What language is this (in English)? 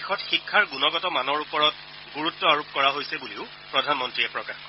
Assamese